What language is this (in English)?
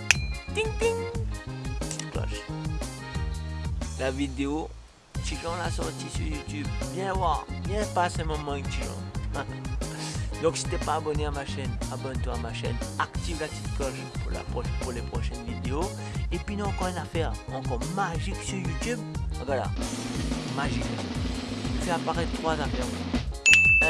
French